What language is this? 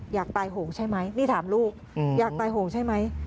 Thai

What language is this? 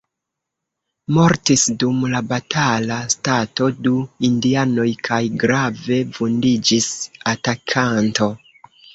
Esperanto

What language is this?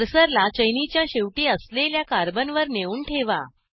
Marathi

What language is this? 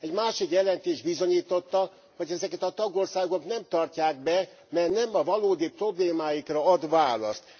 Hungarian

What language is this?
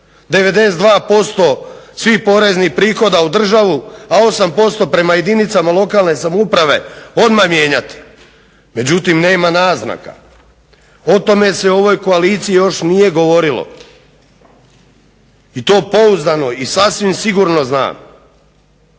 Croatian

